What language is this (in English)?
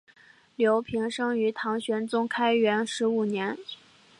Chinese